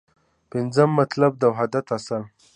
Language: Pashto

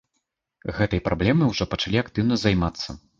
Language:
Belarusian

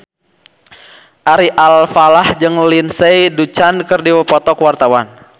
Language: Sundanese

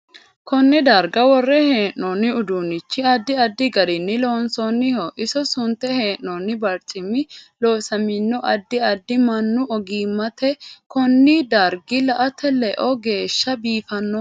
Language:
Sidamo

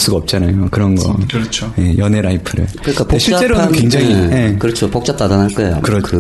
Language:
Korean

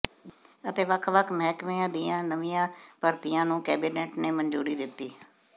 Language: Punjabi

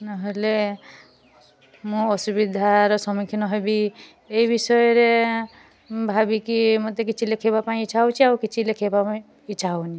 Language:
Odia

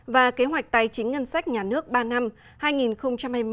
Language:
Vietnamese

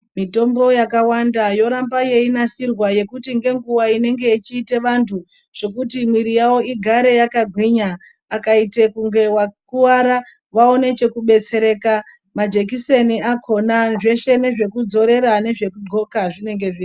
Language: Ndau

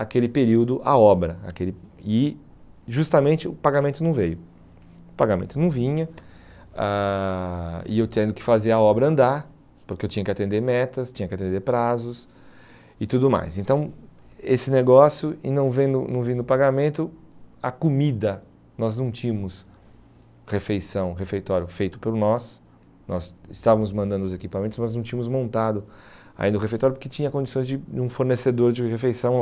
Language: Portuguese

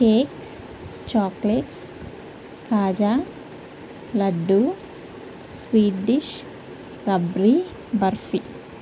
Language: Telugu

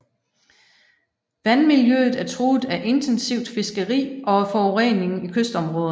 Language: Danish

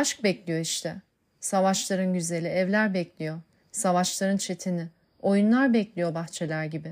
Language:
Turkish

